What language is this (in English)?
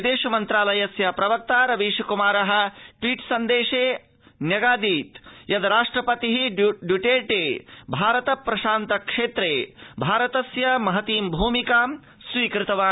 Sanskrit